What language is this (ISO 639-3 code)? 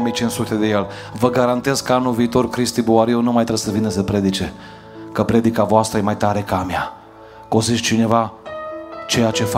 ron